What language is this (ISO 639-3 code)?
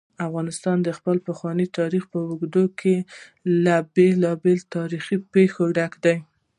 pus